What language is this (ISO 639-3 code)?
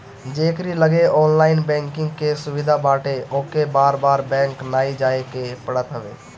bho